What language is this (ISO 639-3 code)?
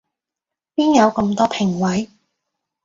yue